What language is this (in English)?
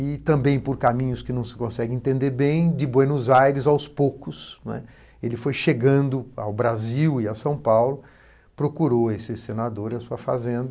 Portuguese